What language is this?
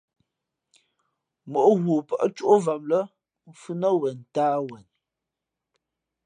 Fe'fe'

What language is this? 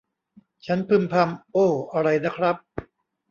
Thai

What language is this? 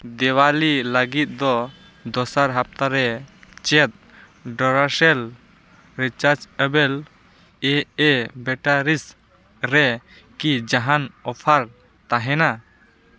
Santali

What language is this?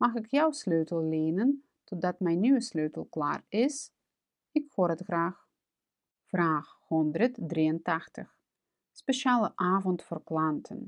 Dutch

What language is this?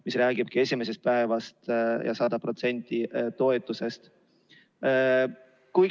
Estonian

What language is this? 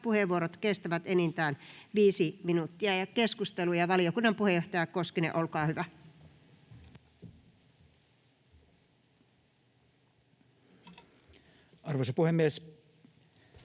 Finnish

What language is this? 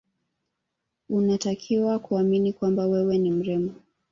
Swahili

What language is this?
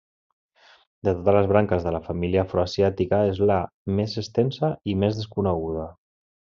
Catalan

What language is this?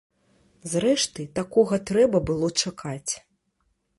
Belarusian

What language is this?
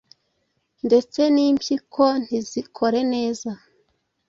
Kinyarwanda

